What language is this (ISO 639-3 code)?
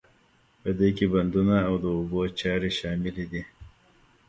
pus